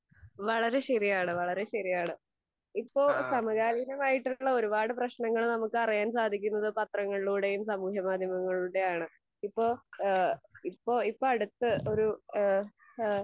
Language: Malayalam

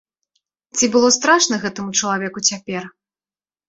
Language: Belarusian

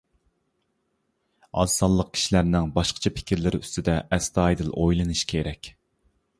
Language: Uyghur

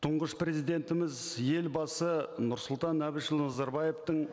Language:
Kazakh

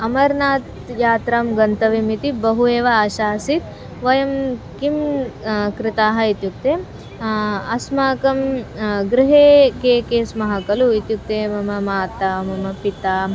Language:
Sanskrit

